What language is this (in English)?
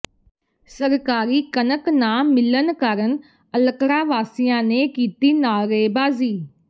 Punjabi